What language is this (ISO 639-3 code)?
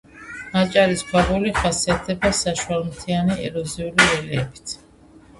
kat